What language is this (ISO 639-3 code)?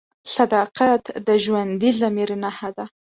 pus